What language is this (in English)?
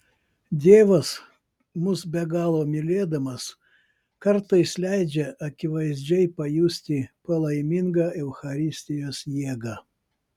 Lithuanian